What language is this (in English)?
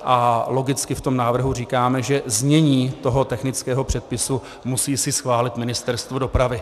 Czech